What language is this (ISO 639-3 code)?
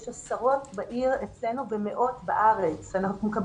heb